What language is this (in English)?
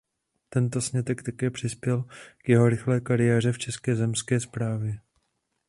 Czech